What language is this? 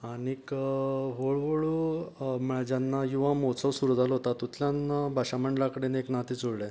Konkani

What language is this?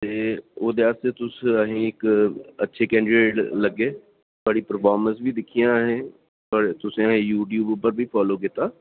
Dogri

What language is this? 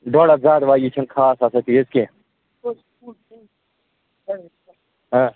Kashmiri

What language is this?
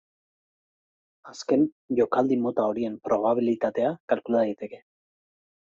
Basque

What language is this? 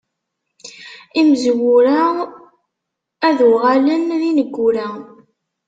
Kabyle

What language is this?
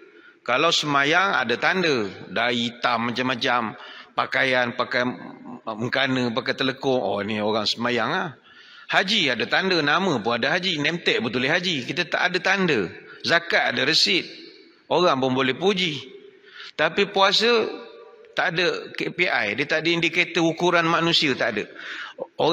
Malay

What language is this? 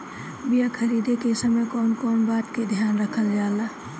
Bhojpuri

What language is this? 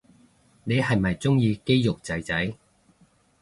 Cantonese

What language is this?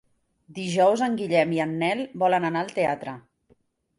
Catalan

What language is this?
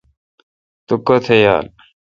Kalkoti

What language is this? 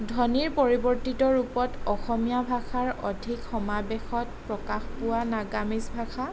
Assamese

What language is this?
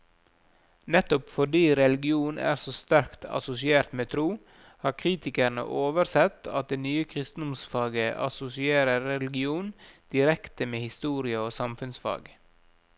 Norwegian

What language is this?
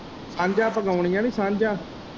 Punjabi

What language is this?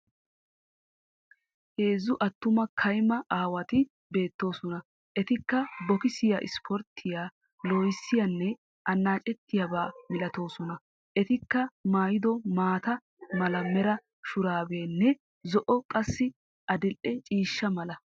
Wolaytta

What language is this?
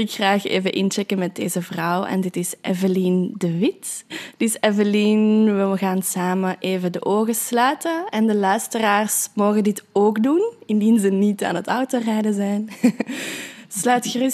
Dutch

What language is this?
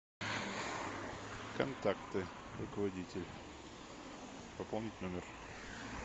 Russian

